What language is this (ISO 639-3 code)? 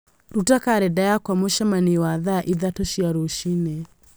kik